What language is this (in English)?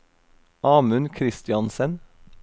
Norwegian